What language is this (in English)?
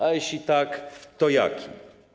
Polish